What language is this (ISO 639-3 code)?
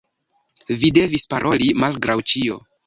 epo